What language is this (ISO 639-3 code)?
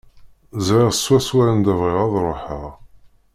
kab